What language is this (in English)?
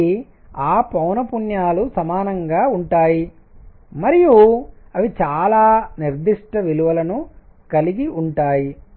Telugu